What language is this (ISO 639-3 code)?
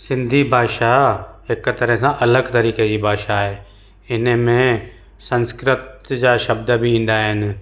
snd